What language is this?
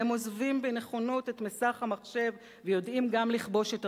Hebrew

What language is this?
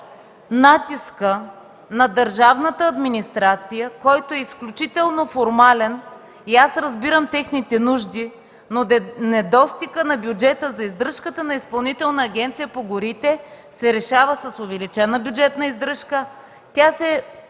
Bulgarian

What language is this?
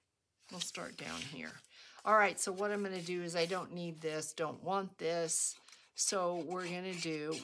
English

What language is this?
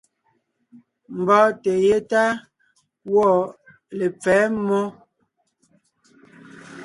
Ngiemboon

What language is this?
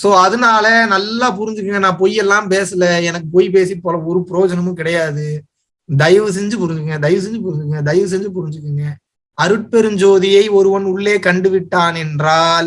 Tamil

